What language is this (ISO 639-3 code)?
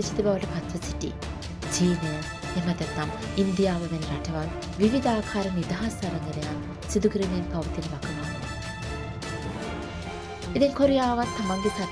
tur